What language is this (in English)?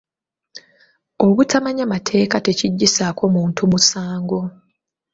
Ganda